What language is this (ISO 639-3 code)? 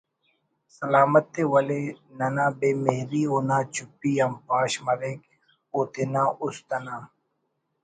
brh